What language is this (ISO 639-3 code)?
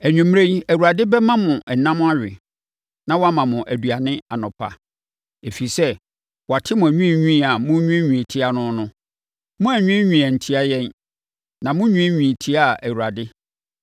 aka